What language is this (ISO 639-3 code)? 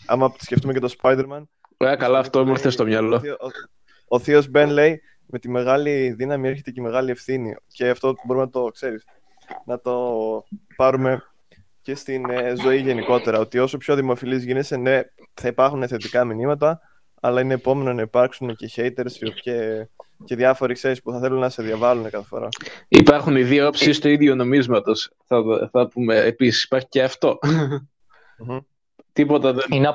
ell